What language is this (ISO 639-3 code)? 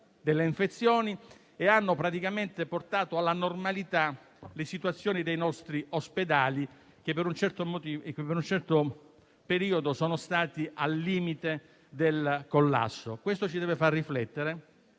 ita